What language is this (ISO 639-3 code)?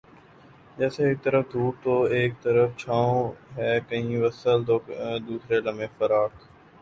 urd